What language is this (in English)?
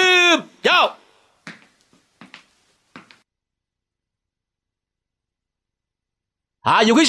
Vietnamese